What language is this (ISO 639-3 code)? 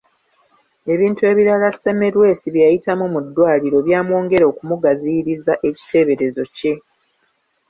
lug